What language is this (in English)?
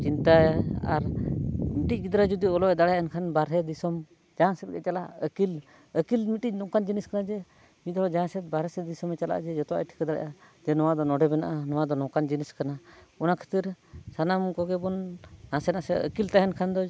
Santali